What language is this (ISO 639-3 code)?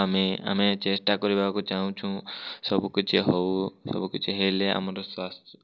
ori